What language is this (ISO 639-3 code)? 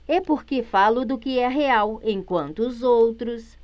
por